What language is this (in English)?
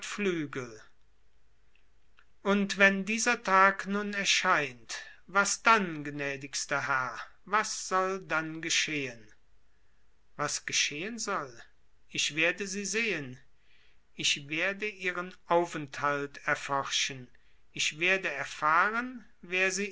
German